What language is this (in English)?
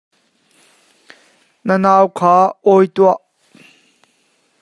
Hakha Chin